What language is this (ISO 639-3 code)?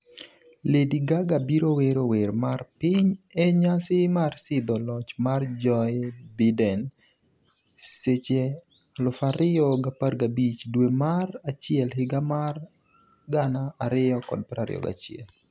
luo